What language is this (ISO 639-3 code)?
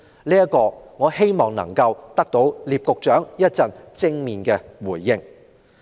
yue